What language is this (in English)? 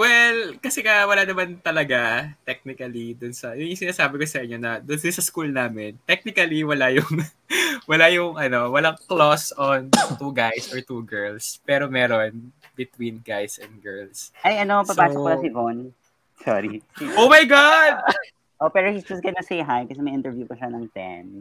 Filipino